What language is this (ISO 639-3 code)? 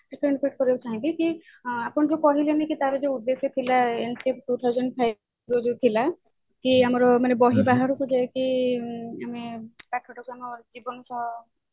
ori